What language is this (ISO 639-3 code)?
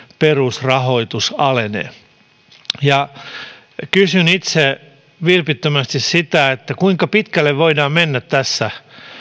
fin